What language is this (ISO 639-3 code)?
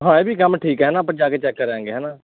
pan